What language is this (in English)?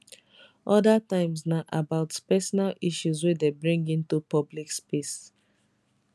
Nigerian Pidgin